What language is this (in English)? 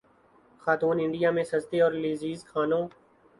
Urdu